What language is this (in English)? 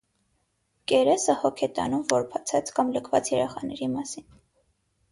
Armenian